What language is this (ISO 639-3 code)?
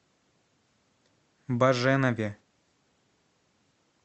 rus